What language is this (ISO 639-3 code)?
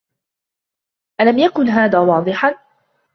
ara